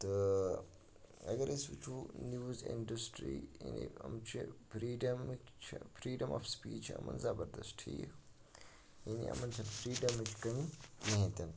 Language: Kashmiri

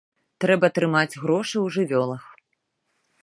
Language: Belarusian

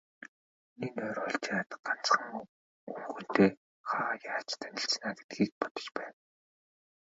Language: Mongolian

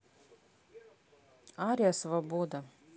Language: Russian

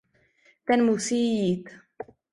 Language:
Czech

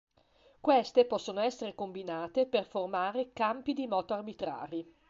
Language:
Italian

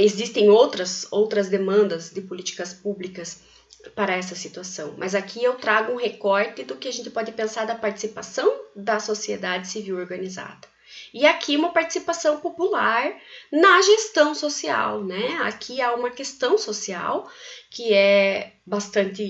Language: Portuguese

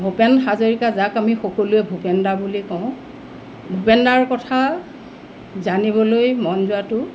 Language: Assamese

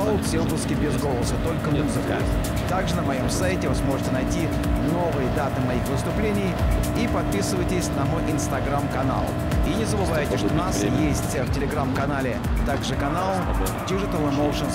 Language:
Russian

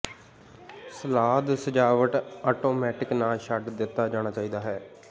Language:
Punjabi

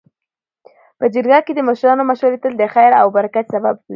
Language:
Pashto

